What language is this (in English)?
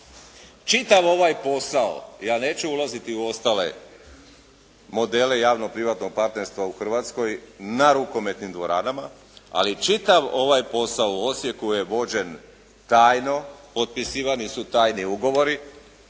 Croatian